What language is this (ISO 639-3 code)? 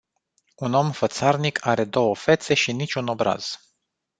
ron